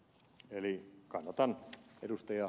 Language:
Finnish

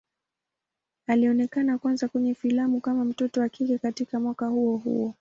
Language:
Swahili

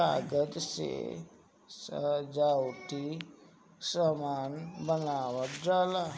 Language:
Bhojpuri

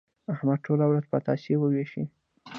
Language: Pashto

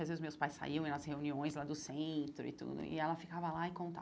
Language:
Portuguese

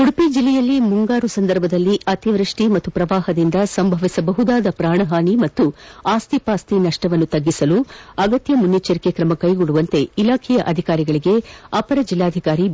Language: Kannada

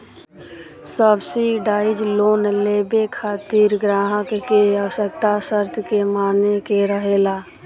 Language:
Bhojpuri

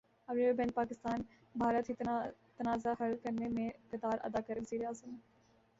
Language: Urdu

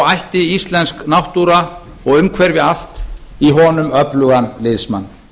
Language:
Icelandic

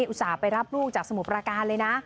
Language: Thai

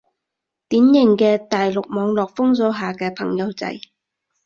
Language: Cantonese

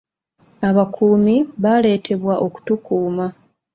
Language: Ganda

